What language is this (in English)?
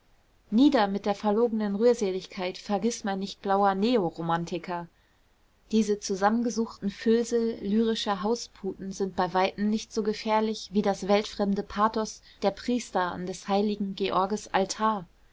German